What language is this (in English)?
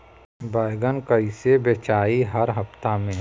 Bhojpuri